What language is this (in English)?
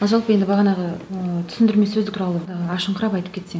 Kazakh